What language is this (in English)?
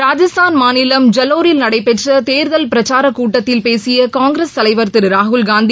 Tamil